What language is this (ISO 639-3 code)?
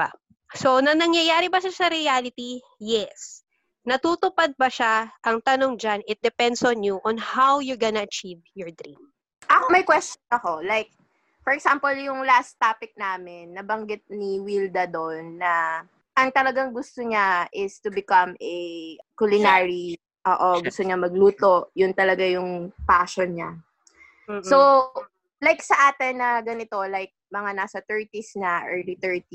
fil